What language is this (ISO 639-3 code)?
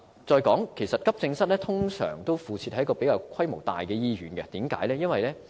yue